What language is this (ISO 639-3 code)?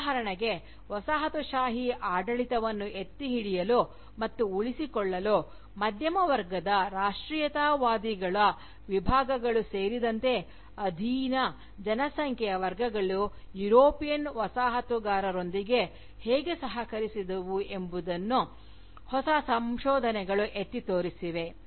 kan